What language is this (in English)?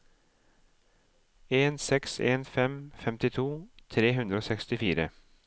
Norwegian